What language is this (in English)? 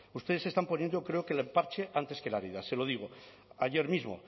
Spanish